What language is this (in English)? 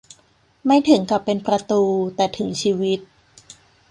Thai